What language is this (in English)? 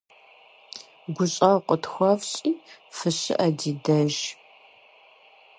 Kabardian